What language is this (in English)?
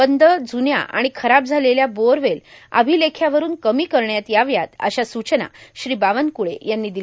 Marathi